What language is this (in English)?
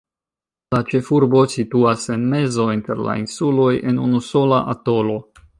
Esperanto